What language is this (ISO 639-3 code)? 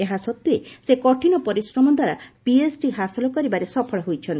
ori